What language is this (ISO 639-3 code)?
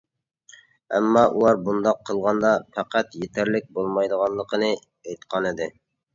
uig